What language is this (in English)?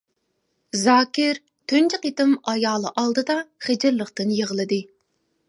Uyghur